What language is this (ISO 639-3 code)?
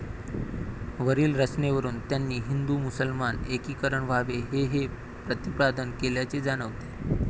mar